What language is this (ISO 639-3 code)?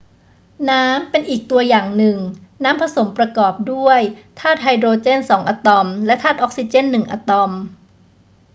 tha